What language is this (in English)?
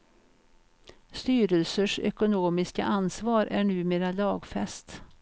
Swedish